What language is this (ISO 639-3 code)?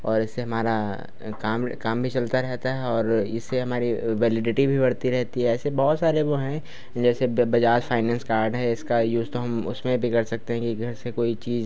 hin